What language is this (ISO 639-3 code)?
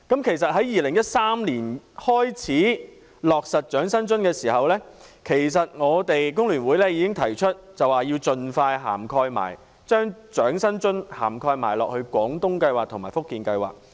yue